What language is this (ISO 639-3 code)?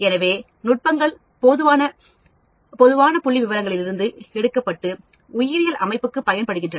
tam